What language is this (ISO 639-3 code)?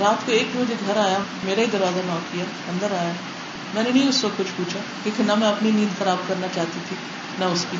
urd